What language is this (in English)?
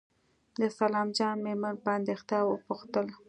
Pashto